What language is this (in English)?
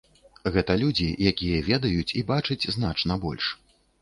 Belarusian